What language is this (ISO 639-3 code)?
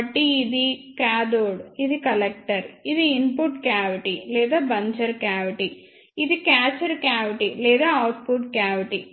tel